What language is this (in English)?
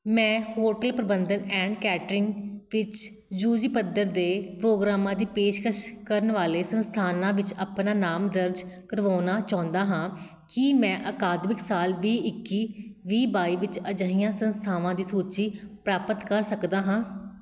Punjabi